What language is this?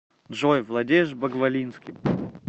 Russian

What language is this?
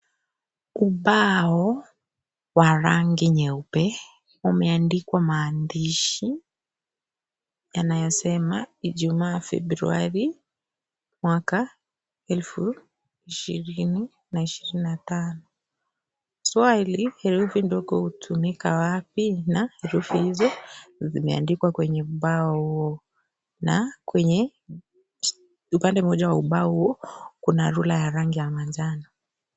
Swahili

